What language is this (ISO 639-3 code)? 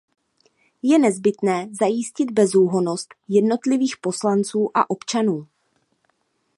ces